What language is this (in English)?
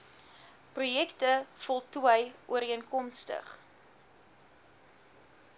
Afrikaans